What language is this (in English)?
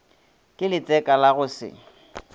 Northern Sotho